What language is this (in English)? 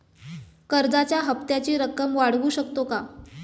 Marathi